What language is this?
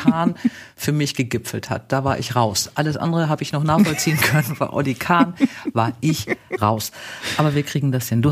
German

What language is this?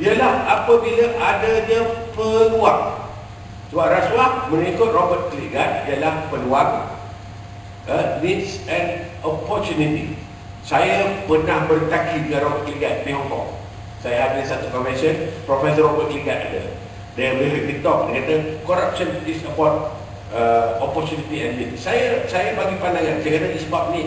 Malay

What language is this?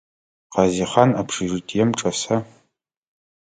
Adyghe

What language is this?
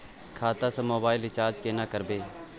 Maithili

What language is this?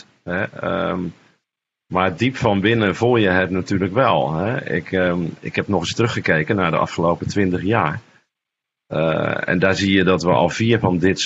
Dutch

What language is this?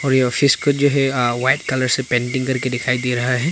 Hindi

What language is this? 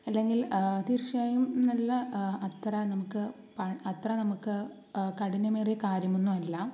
Malayalam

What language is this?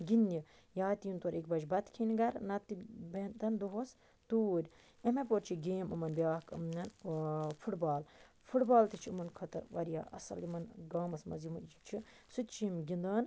Kashmiri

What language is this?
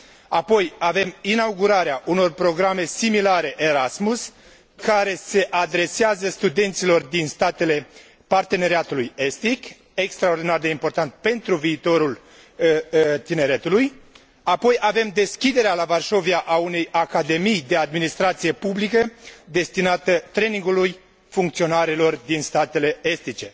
Romanian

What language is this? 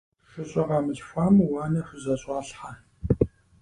Kabardian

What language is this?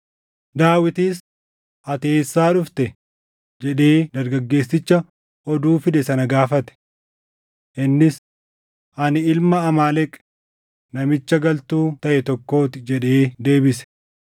Oromo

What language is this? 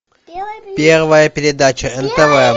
Russian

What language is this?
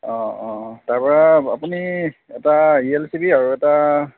Assamese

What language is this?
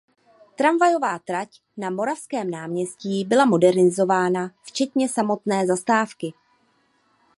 Czech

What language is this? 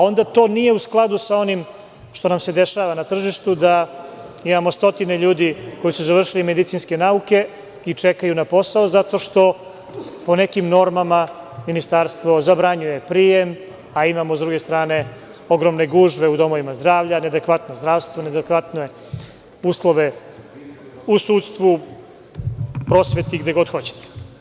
Serbian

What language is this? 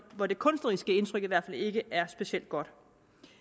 Danish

